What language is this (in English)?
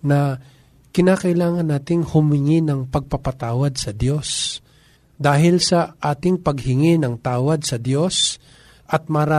Filipino